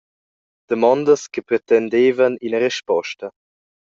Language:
Romansh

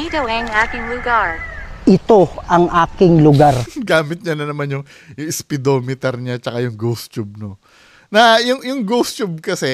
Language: Filipino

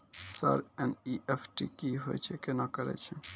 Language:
Maithili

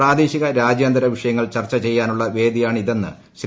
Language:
Malayalam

